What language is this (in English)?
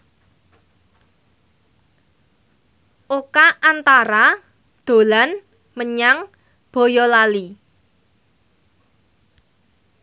Javanese